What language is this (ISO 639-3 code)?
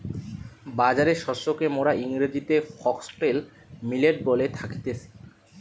ben